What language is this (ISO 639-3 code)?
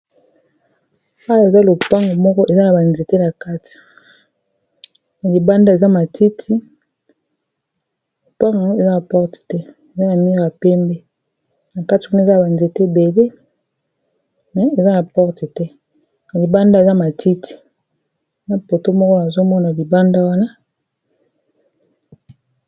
lin